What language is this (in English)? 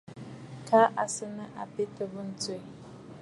Bafut